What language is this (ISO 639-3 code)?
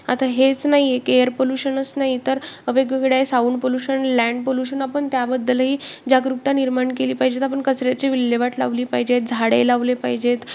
mar